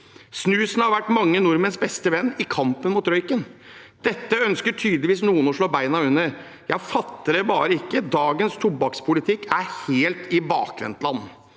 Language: Norwegian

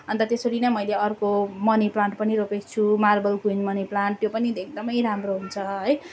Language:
Nepali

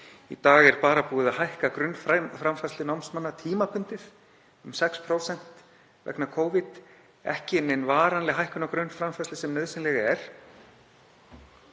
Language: Icelandic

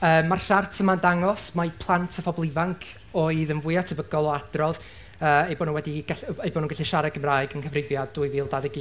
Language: Welsh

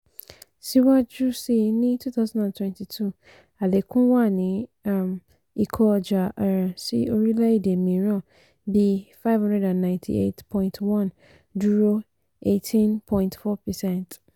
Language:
Yoruba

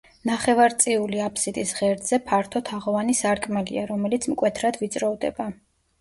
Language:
Georgian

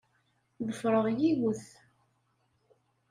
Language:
Kabyle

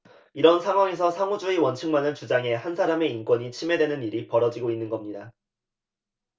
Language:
Korean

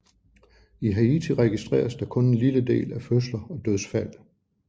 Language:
Danish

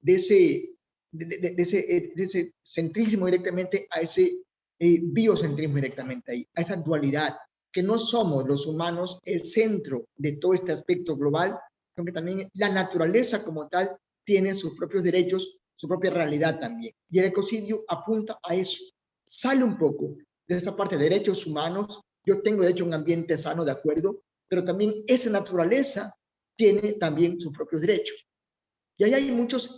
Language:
Spanish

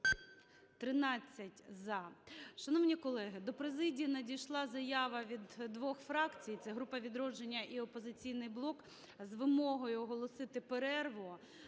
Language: Ukrainian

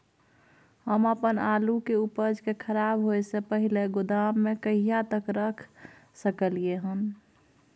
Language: Maithili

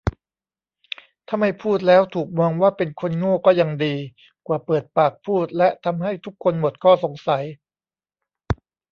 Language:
Thai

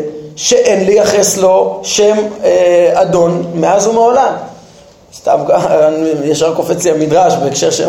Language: Hebrew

